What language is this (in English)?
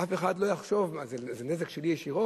Hebrew